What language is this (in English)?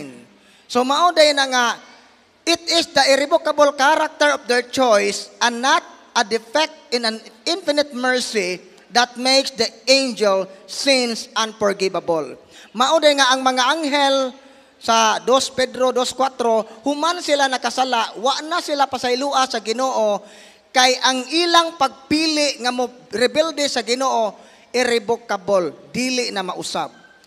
Filipino